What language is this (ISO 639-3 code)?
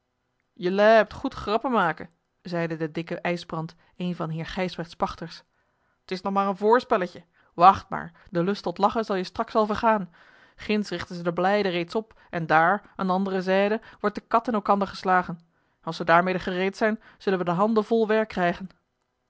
nld